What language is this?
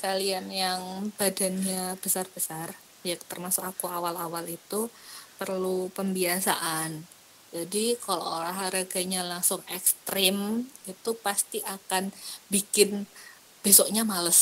Indonesian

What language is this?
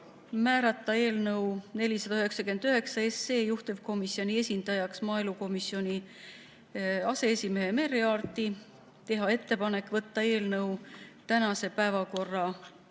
Estonian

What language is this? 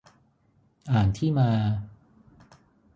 Thai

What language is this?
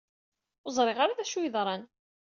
Kabyle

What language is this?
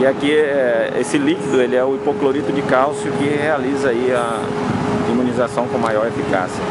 Portuguese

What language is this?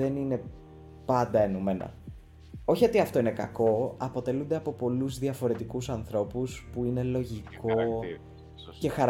Greek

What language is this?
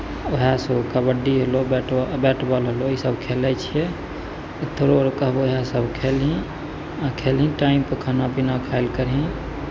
Maithili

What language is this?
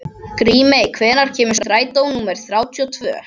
Icelandic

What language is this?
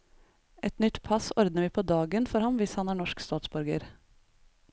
Norwegian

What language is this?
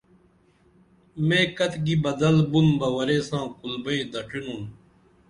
Dameli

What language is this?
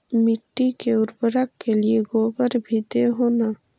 Magahi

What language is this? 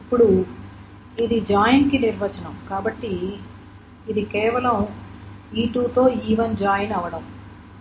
Telugu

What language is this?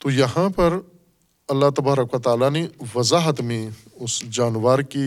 Urdu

